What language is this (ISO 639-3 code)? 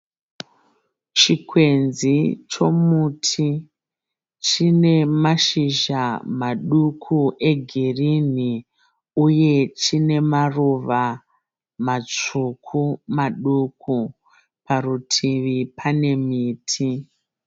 sna